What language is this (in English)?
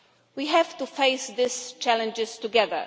English